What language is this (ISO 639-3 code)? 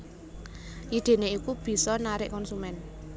jav